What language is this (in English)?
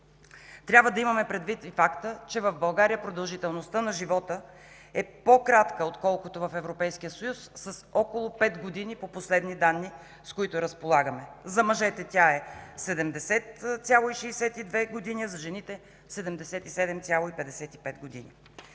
Bulgarian